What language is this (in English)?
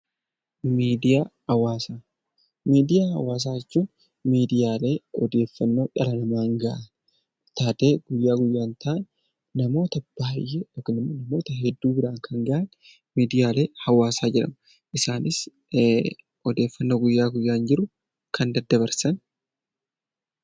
Oromo